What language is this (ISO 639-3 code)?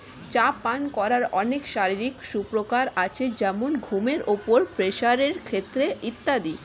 ben